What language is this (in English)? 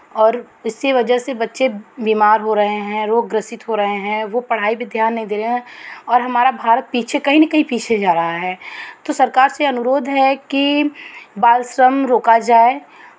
Hindi